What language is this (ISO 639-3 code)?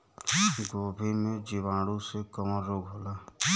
bho